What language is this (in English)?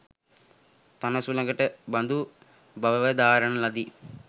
Sinhala